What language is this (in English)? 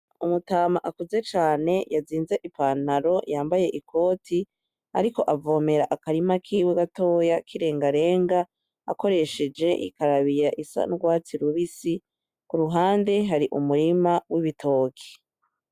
Rundi